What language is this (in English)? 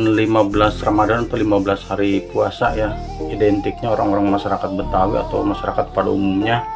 Indonesian